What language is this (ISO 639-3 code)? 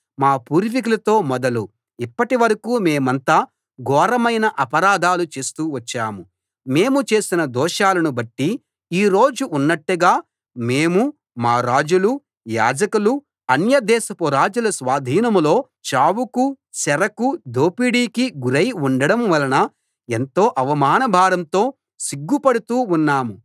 tel